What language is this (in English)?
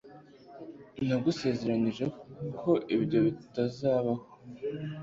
Kinyarwanda